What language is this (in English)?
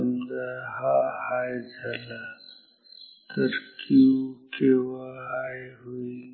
Marathi